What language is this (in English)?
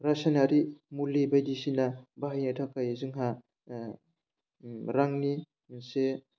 Bodo